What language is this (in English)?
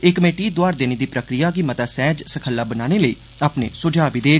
Dogri